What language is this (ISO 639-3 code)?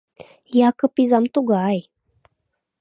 chm